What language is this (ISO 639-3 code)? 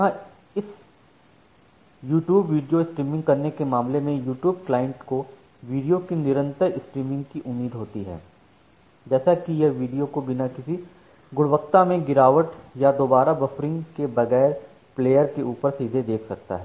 hin